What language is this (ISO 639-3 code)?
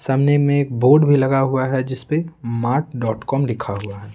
hin